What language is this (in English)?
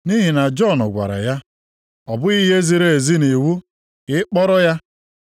Igbo